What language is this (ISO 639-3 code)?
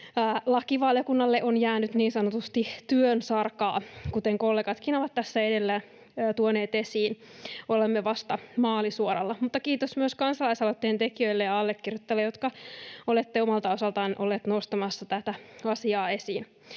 fin